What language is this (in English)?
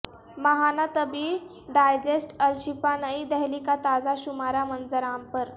Urdu